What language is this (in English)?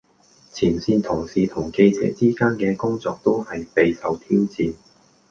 Cantonese